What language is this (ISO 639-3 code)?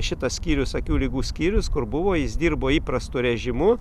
lit